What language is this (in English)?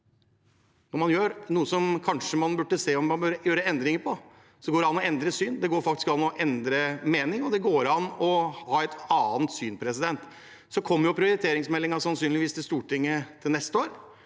Norwegian